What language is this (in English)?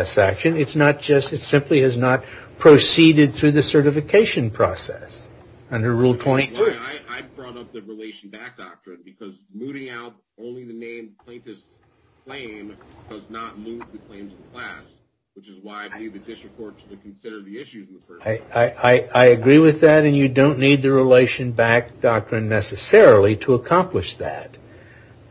English